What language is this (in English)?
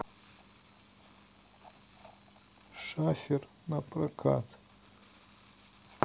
Russian